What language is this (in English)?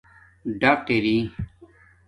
Domaaki